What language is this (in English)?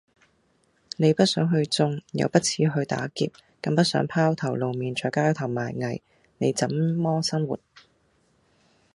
Cantonese